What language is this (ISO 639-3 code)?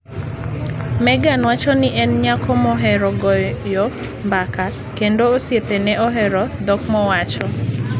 luo